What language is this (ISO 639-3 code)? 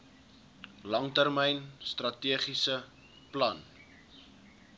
afr